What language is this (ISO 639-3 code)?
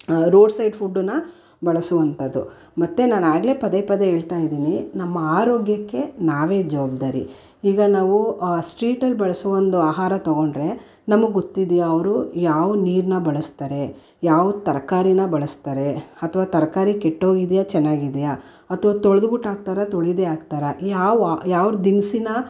kan